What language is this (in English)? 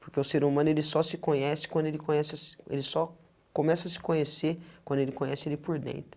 Portuguese